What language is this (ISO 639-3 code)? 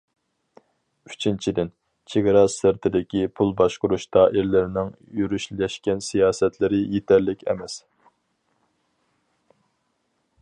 uig